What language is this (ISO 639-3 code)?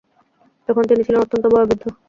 ben